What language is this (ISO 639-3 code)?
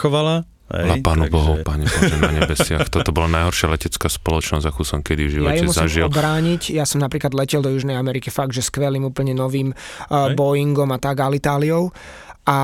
slk